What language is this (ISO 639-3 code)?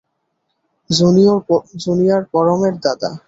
ben